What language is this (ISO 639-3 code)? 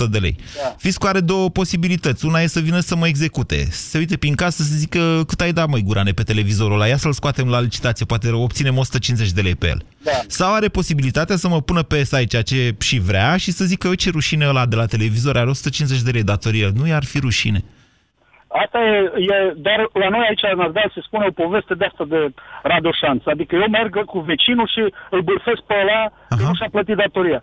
ron